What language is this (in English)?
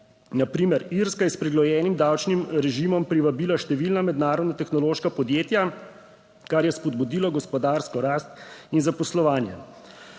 Slovenian